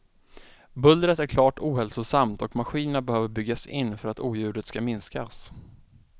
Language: Swedish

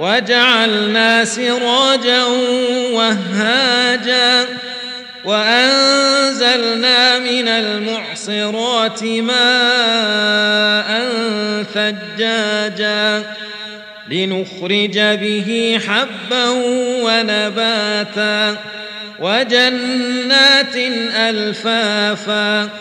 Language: Arabic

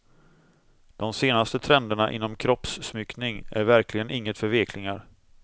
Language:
Swedish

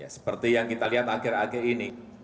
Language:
Indonesian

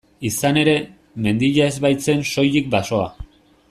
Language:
Basque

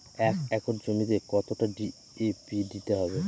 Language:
Bangla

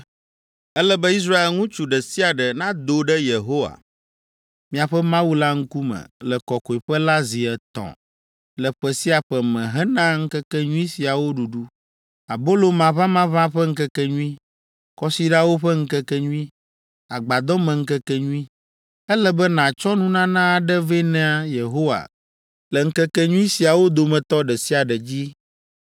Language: Ewe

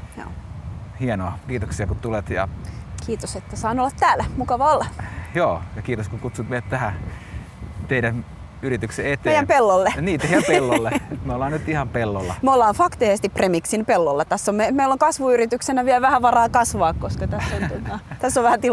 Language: Finnish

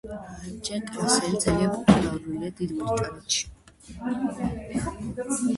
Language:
Georgian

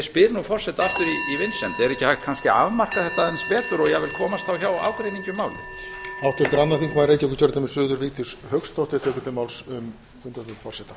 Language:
Icelandic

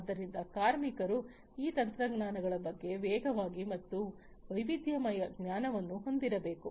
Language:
Kannada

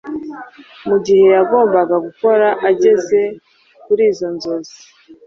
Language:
Kinyarwanda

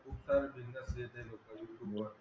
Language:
Marathi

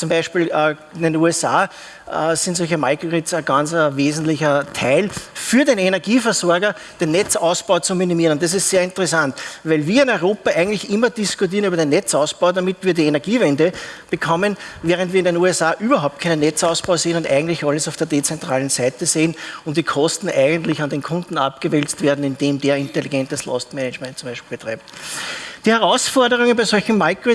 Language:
German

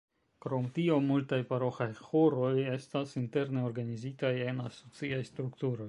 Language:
Esperanto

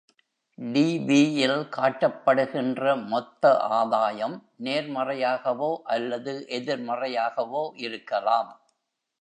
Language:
Tamil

